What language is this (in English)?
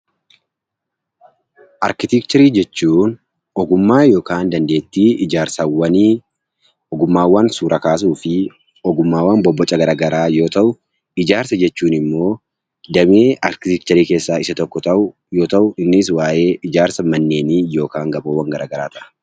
Oromo